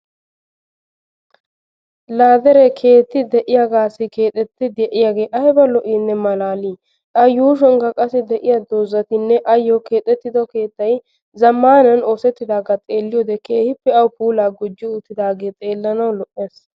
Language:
Wolaytta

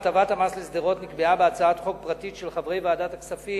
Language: Hebrew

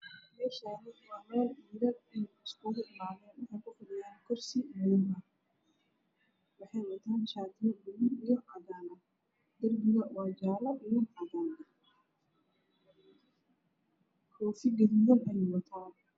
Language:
Somali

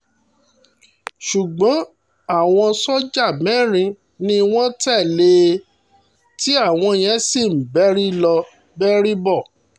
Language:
Yoruba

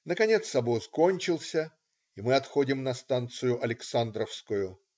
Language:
Russian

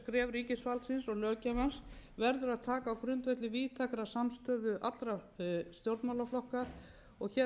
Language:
Icelandic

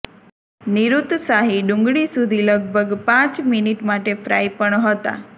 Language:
Gujarati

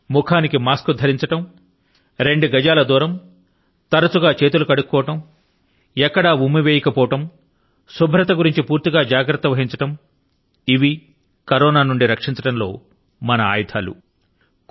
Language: Telugu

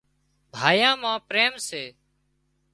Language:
Wadiyara Koli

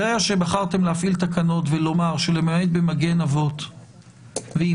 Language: Hebrew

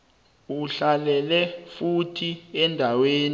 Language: South Ndebele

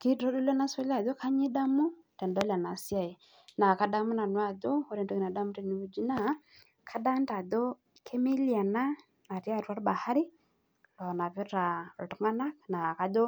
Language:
Masai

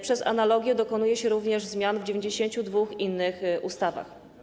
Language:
Polish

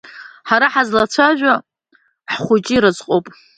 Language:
Abkhazian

